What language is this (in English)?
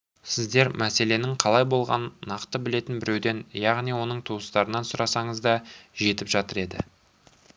Kazakh